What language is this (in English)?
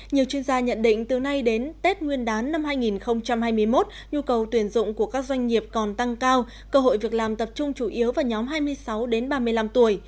Vietnamese